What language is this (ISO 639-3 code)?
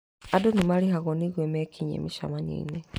kik